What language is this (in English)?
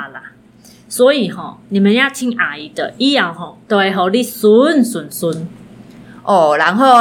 Chinese